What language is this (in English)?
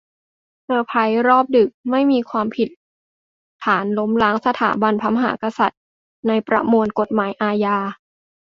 Thai